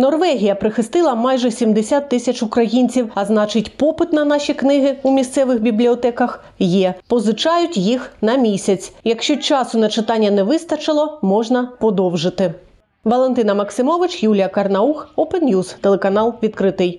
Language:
Ukrainian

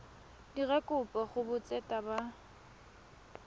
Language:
Tswana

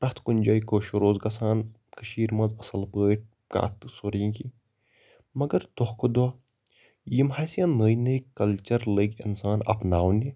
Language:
Kashmiri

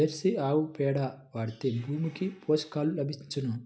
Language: Telugu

